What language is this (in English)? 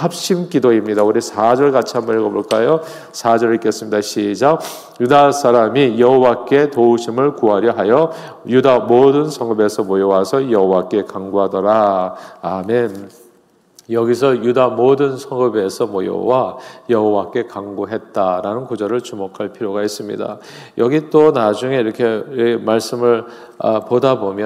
Korean